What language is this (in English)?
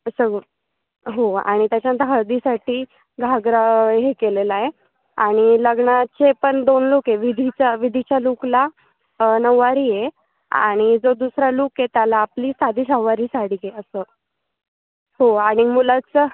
Marathi